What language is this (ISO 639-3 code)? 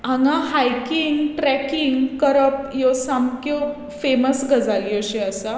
kok